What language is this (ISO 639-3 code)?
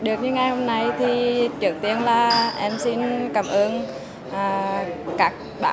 vie